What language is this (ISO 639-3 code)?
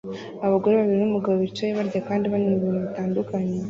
kin